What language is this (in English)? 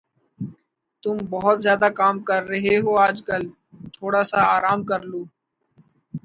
Urdu